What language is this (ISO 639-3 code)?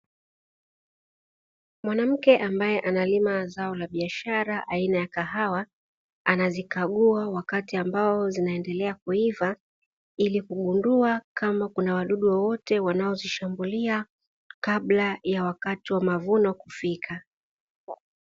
swa